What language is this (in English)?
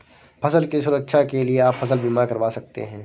Hindi